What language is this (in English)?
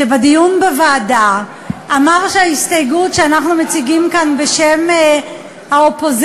Hebrew